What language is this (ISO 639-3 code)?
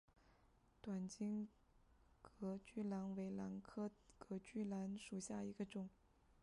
zho